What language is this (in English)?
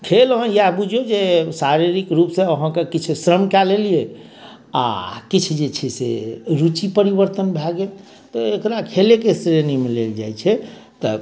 Maithili